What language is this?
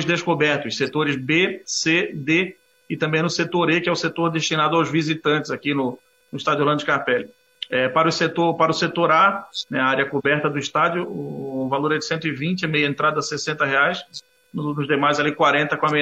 Portuguese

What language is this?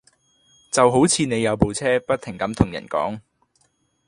Cantonese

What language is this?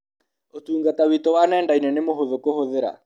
Kikuyu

